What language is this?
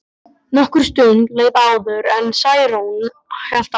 Icelandic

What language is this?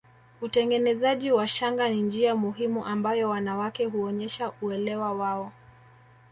Swahili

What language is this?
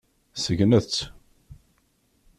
Kabyle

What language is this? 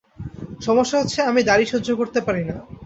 Bangla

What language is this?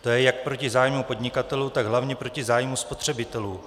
Czech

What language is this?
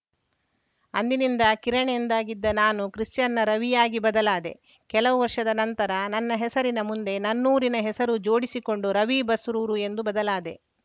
Kannada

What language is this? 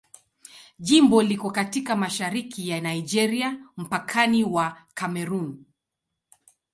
Swahili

